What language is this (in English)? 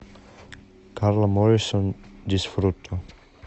Russian